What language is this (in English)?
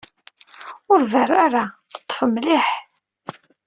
Kabyle